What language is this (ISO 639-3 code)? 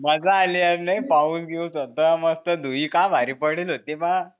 mar